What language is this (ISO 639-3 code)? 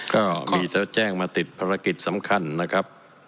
tha